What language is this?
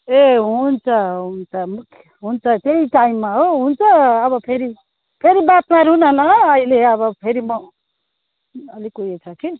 Nepali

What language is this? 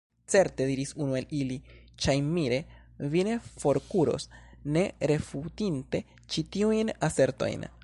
Esperanto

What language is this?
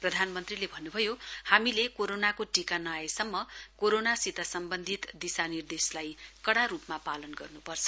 Nepali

